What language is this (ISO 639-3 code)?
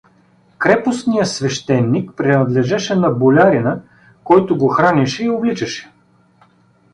bul